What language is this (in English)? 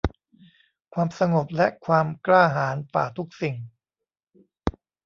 Thai